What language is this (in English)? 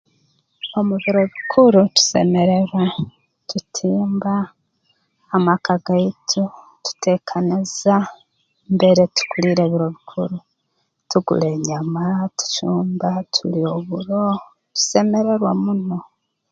Tooro